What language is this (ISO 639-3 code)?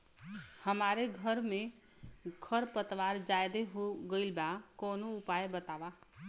bho